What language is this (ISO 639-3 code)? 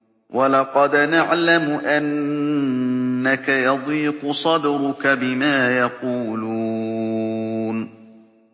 ara